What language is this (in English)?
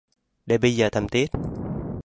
Vietnamese